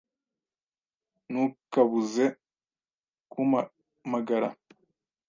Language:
Kinyarwanda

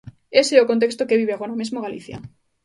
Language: Galician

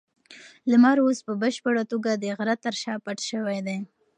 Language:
Pashto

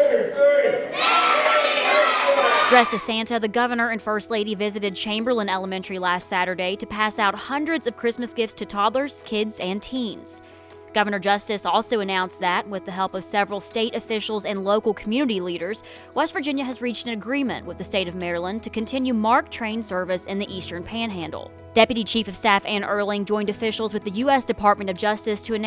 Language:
English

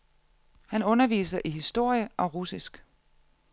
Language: Danish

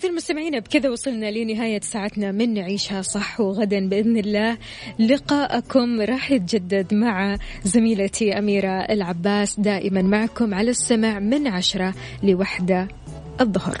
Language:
Arabic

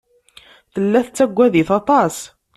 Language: Kabyle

